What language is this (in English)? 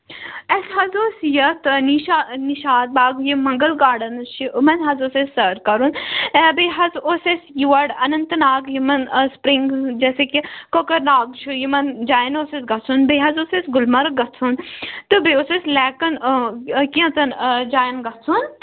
Kashmiri